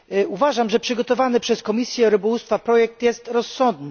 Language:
Polish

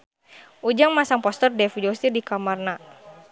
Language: Sundanese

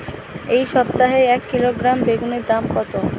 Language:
Bangla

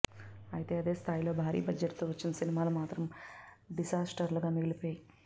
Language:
Telugu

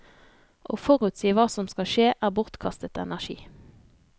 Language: Norwegian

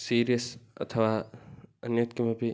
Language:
Sanskrit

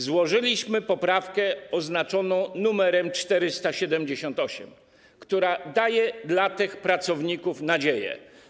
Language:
Polish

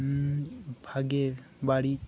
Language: Santali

